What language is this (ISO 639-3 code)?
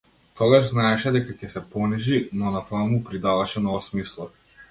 mkd